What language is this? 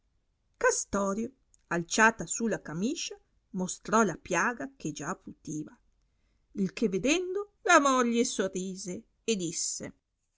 Italian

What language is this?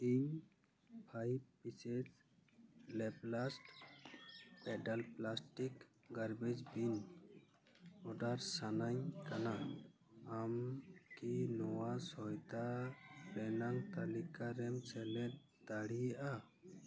Santali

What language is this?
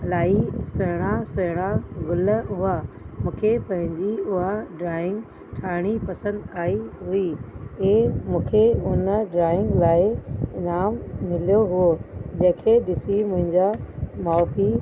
Sindhi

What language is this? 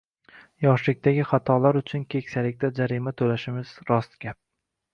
Uzbek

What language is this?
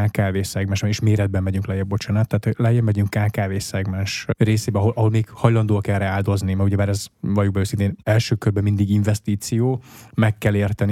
Hungarian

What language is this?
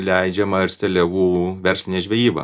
Lithuanian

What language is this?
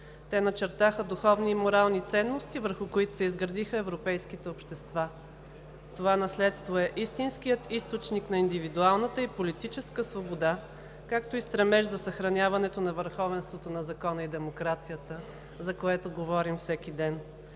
Bulgarian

